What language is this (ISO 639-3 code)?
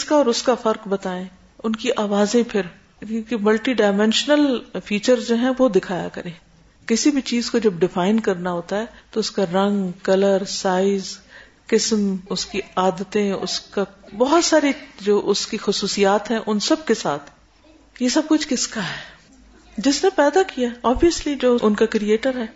urd